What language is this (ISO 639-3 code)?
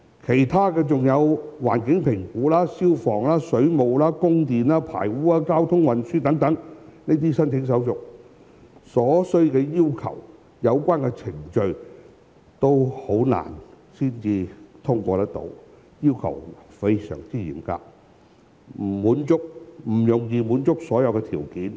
yue